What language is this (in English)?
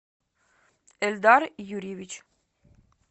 Russian